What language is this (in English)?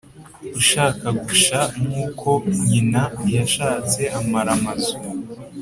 Kinyarwanda